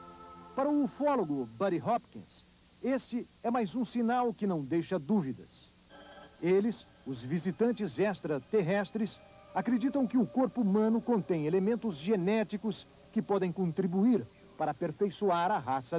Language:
Portuguese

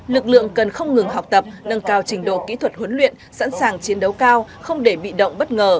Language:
Vietnamese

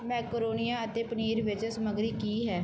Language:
Punjabi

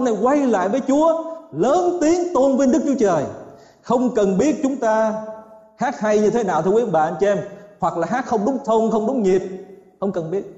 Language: Vietnamese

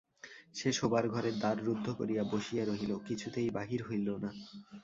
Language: Bangla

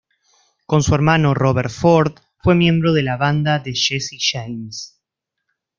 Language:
Spanish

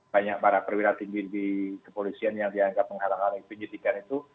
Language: Indonesian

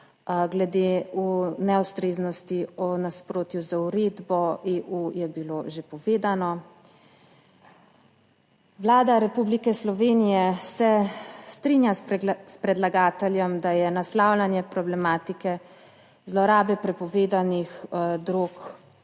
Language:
Slovenian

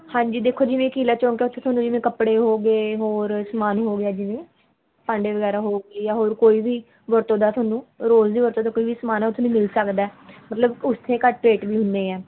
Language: Punjabi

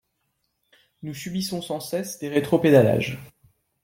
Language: French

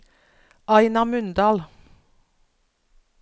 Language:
Norwegian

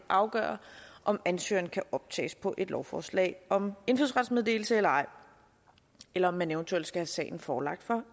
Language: Danish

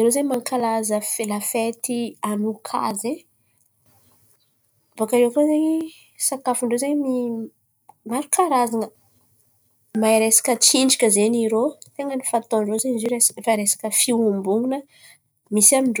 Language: Antankarana Malagasy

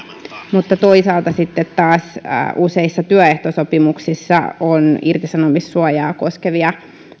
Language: Finnish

